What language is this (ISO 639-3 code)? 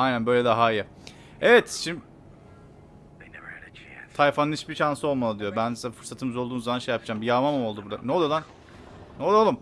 tur